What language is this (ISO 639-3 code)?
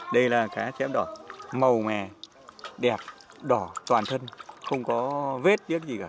vie